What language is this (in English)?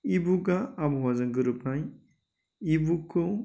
Bodo